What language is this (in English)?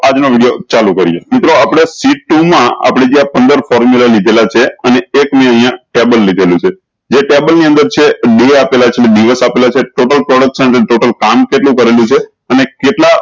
Gujarati